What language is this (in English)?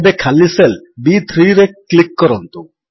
Odia